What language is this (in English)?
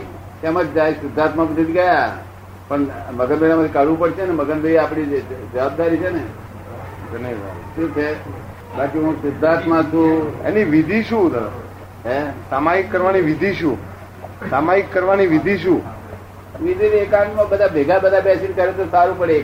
Gujarati